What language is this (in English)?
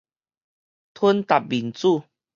Min Nan Chinese